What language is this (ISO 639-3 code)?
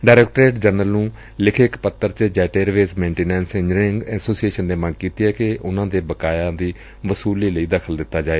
pan